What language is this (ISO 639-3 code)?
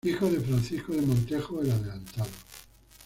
spa